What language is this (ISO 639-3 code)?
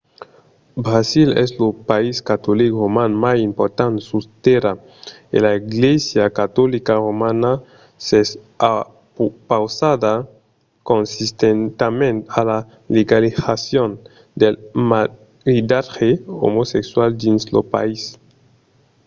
oci